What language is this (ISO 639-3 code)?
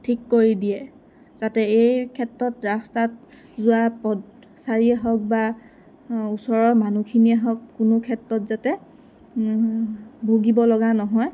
asm